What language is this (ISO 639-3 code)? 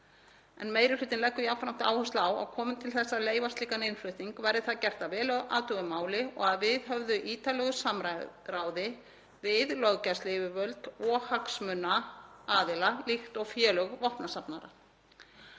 isl